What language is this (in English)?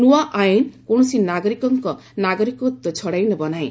Odia